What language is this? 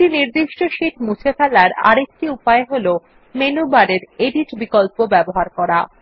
Bangla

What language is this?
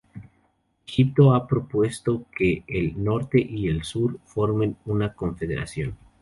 Spanish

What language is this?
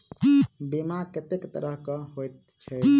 Maithili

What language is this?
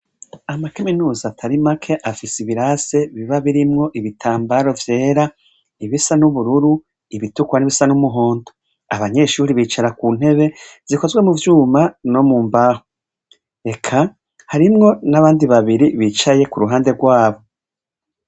Rundi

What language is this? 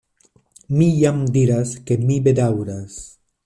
Esperanto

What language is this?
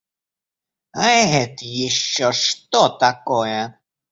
Russian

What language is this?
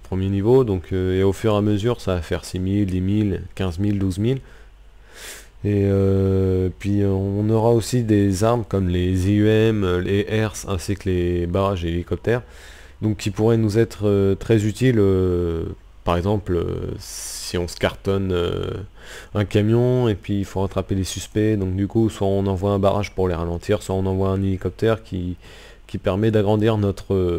French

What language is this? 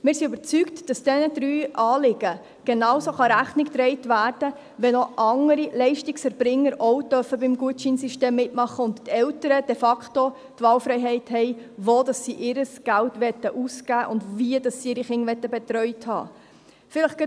Swiss German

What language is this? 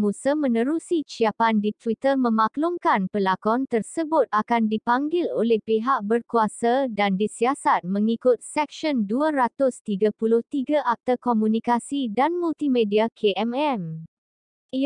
Malay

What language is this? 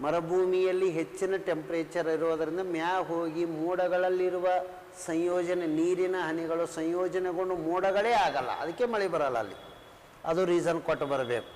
Kannada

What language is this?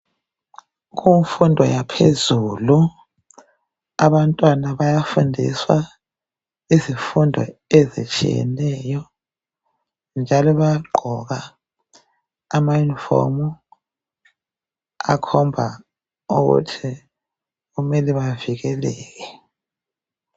North Ndebele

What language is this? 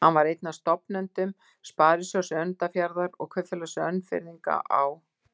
Icelandic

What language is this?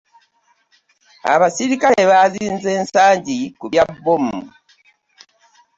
Ganda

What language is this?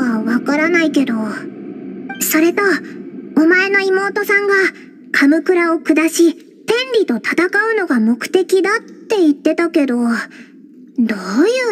Japanese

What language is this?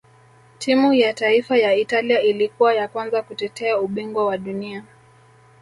Swahili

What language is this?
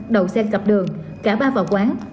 Vietnamese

